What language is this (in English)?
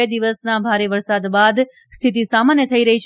Gujarati